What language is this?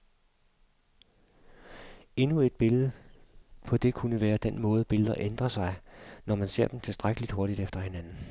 Danish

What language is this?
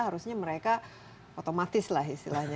Indonesian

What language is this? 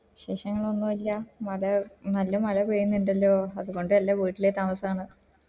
Malayalam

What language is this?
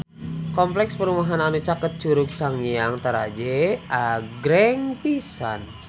Sundanese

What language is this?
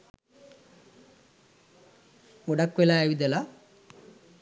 Sinhala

